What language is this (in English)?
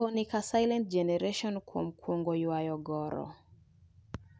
Luo (Kenya and Tanzania)